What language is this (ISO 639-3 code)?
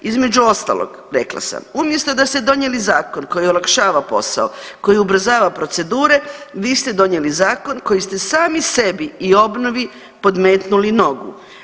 hrv